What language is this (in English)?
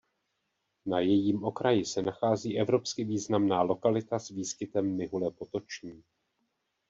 Czech